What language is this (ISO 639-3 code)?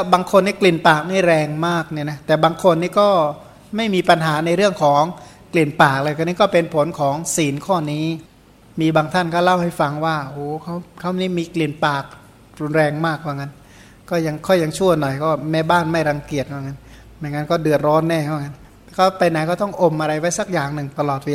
tha